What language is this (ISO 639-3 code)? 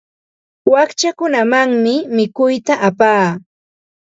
qva